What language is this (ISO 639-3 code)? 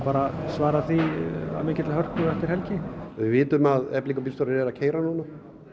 isl